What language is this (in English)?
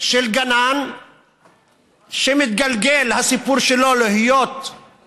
Hebrew